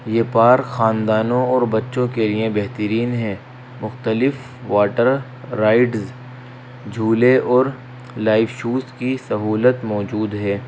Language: Urdu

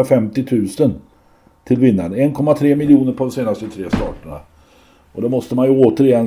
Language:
Swedish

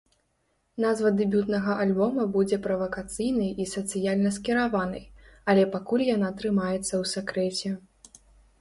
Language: Belarusian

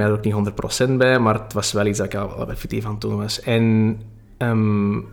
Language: Dutch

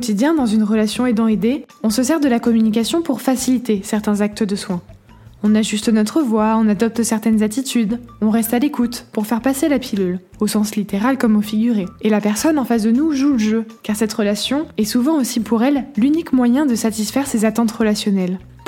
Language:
French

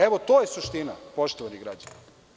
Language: Serbian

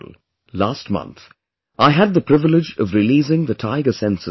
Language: English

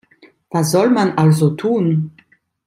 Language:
German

